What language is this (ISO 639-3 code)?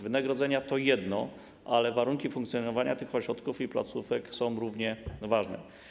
pol